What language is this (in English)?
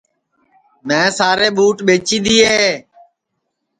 Sansi